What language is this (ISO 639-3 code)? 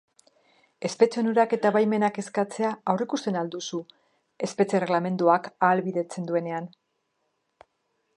eus